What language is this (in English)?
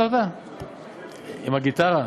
Hebrew